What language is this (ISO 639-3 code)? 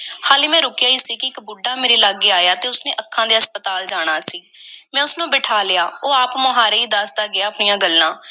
pan